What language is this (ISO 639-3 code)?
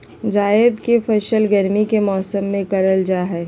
mag